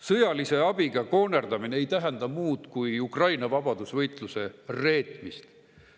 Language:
Estonian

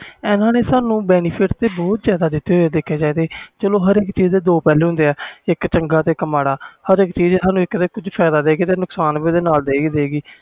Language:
Punjabi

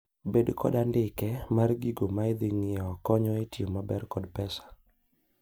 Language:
Luo (Kenya and Tanzania)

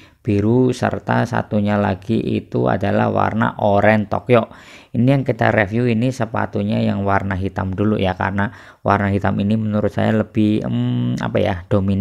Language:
Indonesian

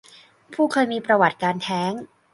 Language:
Thai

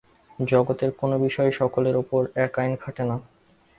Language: Bangla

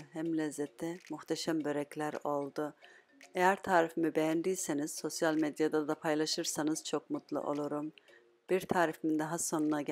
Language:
Turkish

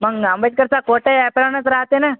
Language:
Marathi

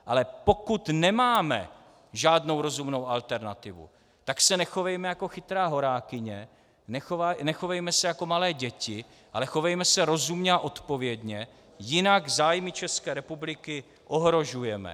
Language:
Czech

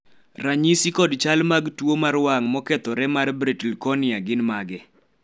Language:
Luo (Kenya and Tanzania)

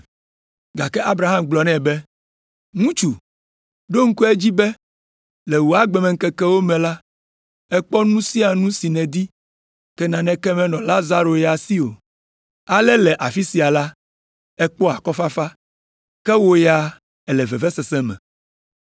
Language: Ewe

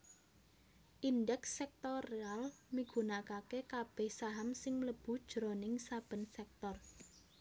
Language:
Javanese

